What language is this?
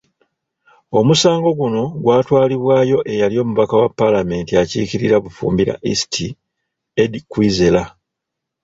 Ganda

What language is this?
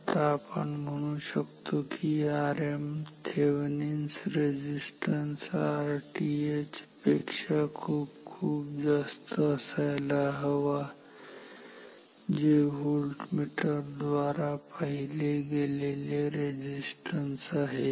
Marathi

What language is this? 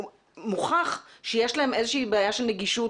Hebrew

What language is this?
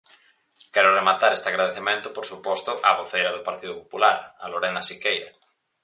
Galician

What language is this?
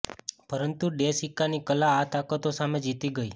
Gujarati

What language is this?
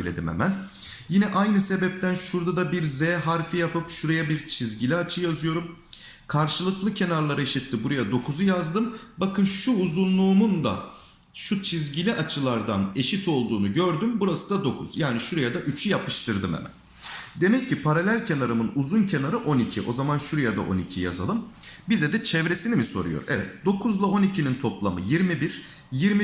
Turkish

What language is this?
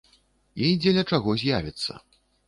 Belarusian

